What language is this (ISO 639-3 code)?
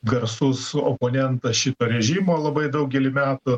lit